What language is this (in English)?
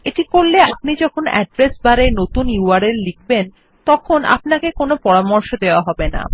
Bangla